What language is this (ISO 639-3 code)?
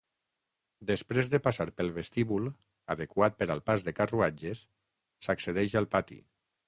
cat